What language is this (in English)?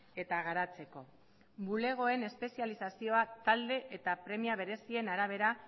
Basque